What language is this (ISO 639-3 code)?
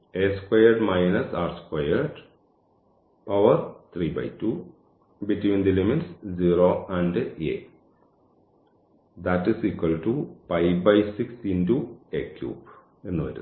mal